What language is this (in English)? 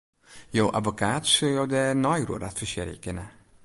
Western Frisian